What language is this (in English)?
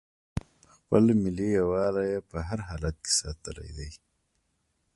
Pashto